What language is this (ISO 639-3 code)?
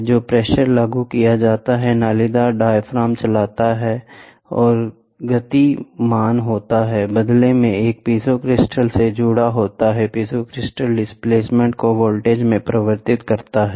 hin